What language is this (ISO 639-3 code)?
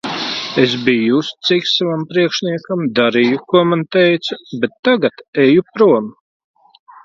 lav